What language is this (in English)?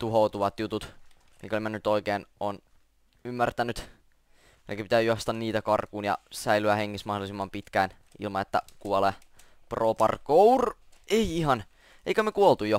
Finnish